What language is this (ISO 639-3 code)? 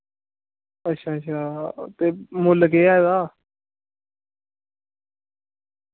doi